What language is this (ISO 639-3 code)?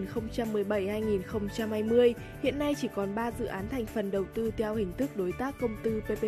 vie